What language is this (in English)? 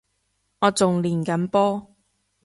Cantonese